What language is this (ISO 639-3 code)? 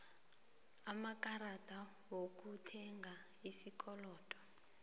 nbl